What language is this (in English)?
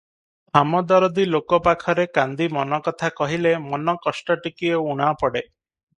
Odia